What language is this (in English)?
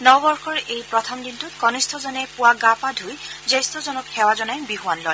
Assamese